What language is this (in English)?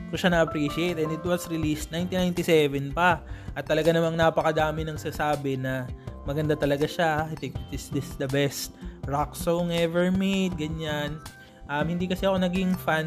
Filipino